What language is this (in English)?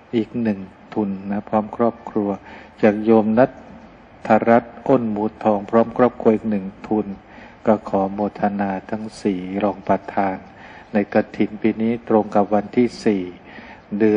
Thai